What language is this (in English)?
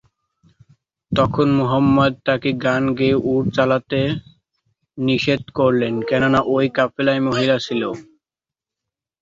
Bangla